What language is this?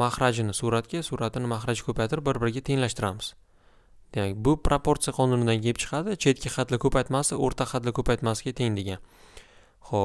Turkish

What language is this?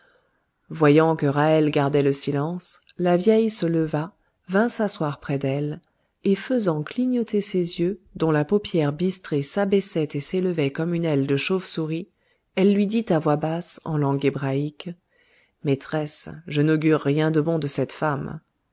French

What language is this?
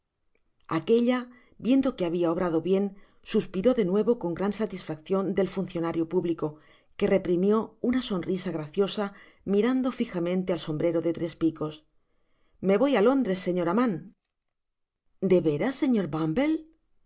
Spanish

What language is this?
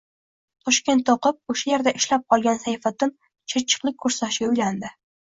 Uzbek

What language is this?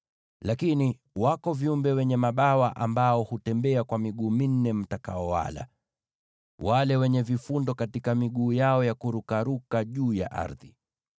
Swahili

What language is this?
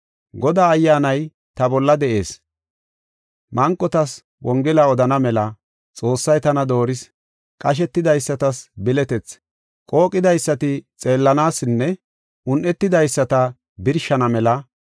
Gofa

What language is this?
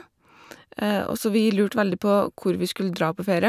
Norwegian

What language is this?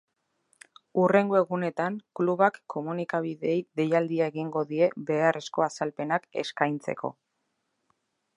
Basque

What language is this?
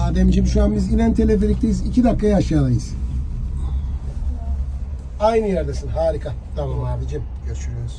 Turkish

